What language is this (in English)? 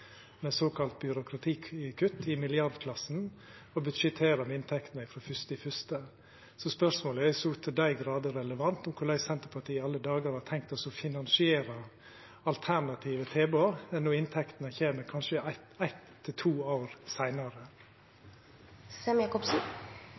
Norwegian Nynorsk